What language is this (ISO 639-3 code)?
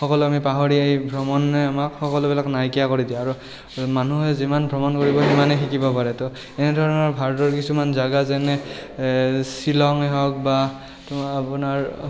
asm